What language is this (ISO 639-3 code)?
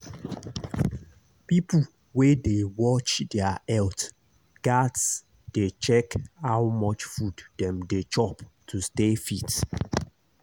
pcm